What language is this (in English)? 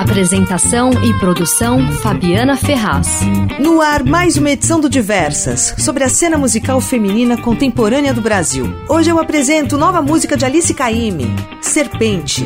Portuguese